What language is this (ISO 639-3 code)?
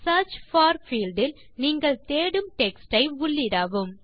tam